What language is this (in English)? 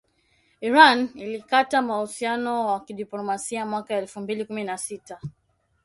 Swahili